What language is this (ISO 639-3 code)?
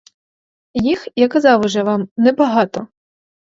ukr